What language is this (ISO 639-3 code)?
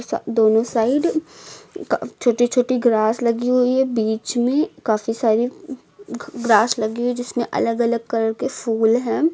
hin